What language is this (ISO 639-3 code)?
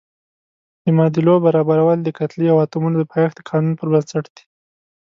pus